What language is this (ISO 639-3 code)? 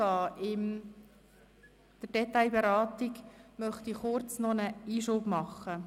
gsw